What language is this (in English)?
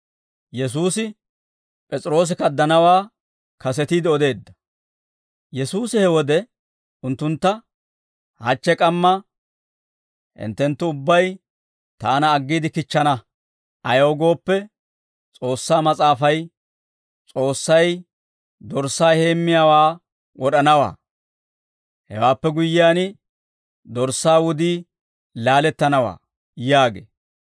Dawro